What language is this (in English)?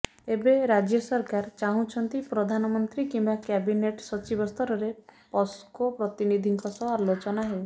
Odia